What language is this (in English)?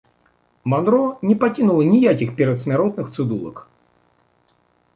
Belarusian